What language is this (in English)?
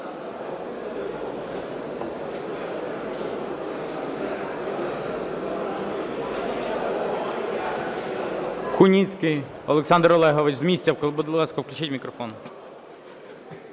Ukrainian